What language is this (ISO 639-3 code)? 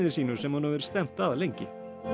isl